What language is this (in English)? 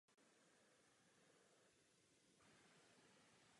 Czech